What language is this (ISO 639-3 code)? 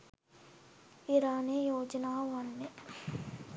sin